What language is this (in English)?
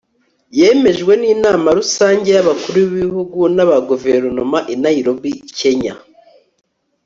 Kinyarwanda